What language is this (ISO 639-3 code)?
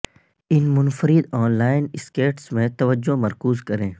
urd